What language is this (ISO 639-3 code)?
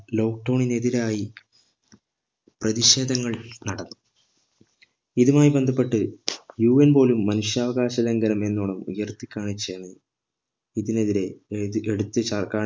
mal